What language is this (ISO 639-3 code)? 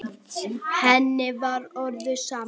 isl